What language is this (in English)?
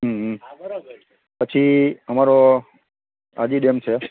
Gujarati